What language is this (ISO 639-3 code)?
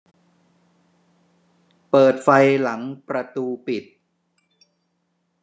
tha